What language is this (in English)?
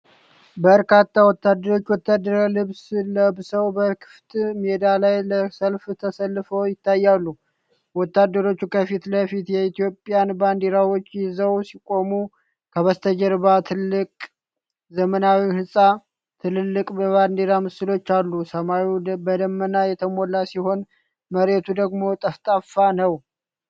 Amharic